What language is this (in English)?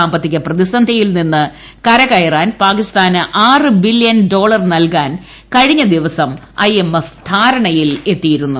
Malayalam